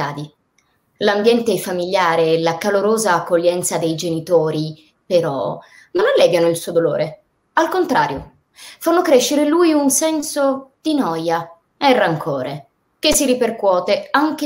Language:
Italian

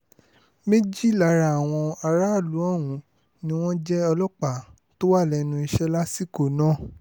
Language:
Yoruba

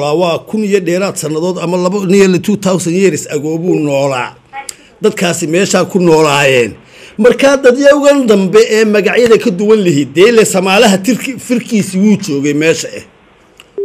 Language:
Arabic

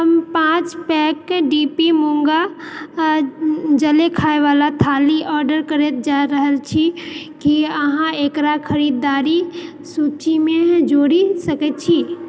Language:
Maithili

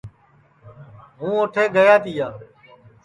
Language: Sansi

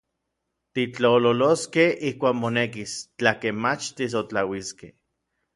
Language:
Orizaba Nahuatl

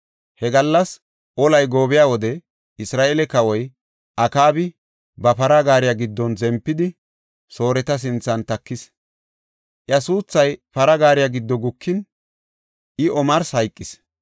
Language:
Gofa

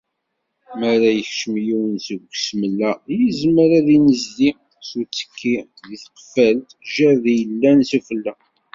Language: Kabyle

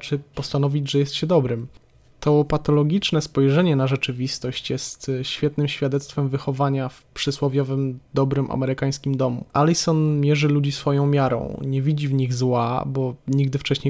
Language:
Polish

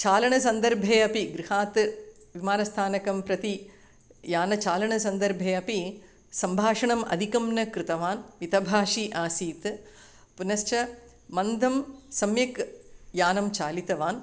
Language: Sanskrit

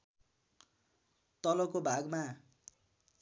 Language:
Nepali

